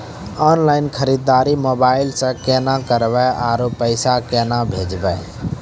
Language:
Maithili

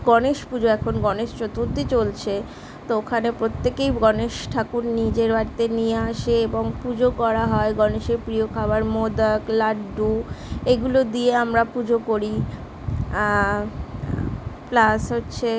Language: Bangla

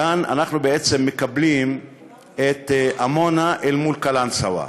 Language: Hebrew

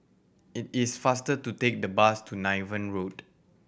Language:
English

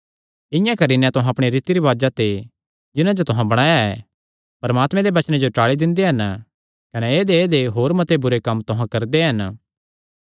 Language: Kangri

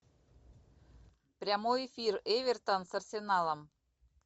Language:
Russian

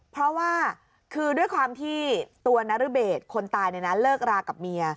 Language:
Thai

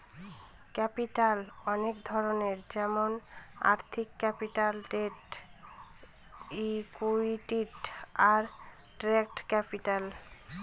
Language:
Bangla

